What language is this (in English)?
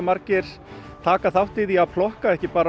Icelandic